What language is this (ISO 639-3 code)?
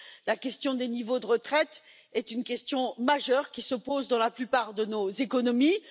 fra